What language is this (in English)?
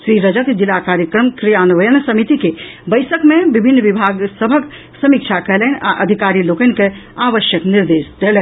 Maithili